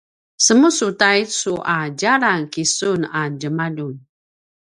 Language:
Paiwan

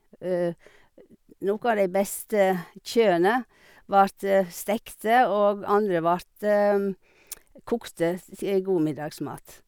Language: Norwegian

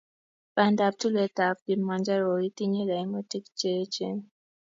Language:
Kalenjin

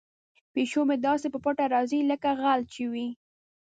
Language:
Pashto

